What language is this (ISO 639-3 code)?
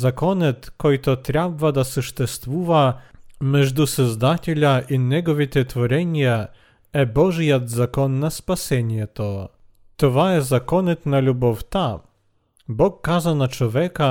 bul